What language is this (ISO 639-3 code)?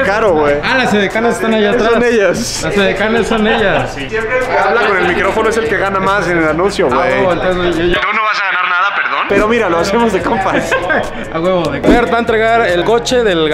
spa